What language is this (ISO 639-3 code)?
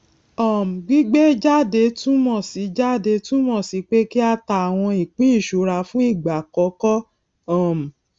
yor